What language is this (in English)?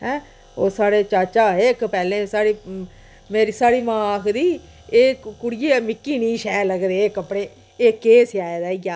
Dogri